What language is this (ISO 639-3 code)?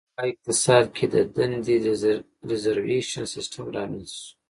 pus